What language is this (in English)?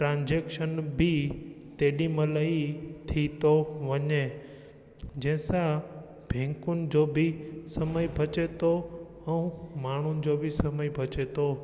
Sindhi